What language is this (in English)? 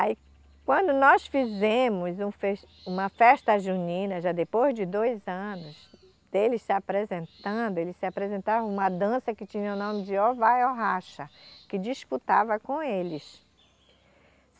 Portuguese